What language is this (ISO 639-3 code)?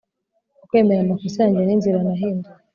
kin